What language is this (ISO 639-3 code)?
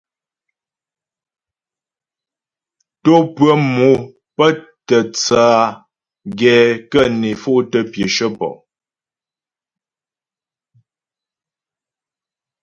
bbj